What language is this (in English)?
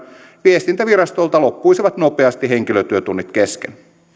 Finnish